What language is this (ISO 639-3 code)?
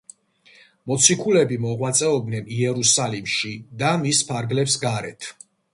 kat